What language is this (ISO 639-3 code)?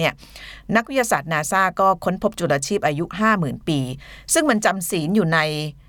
tha